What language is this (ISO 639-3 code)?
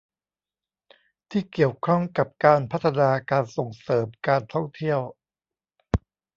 tha